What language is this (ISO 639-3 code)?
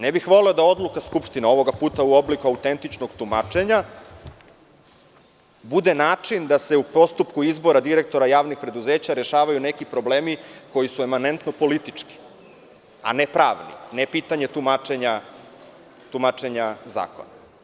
srp